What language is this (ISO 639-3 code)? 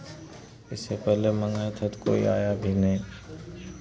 hin